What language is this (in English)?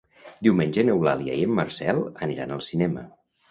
Catalan